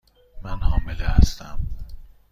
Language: Persian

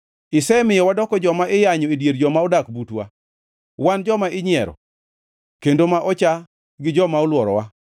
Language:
Luo (Kenya and Tanzania)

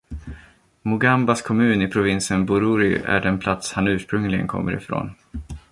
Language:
Swedish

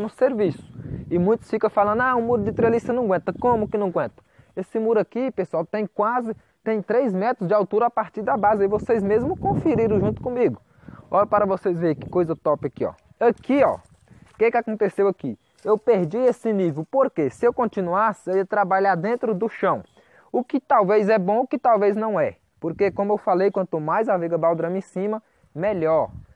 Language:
Portuguese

